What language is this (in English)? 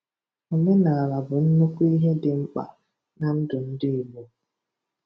Igbo